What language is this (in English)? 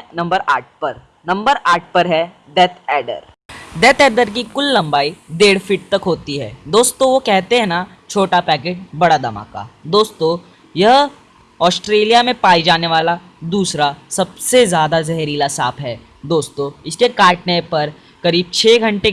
Hindi